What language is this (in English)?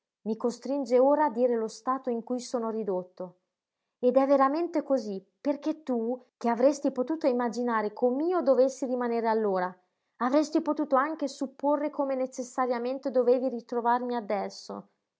Italian